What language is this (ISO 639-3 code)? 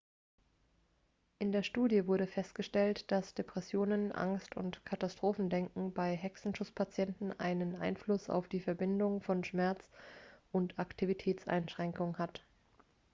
deu